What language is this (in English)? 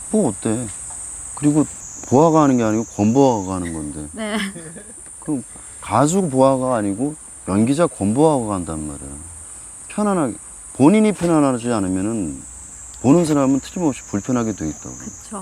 Korean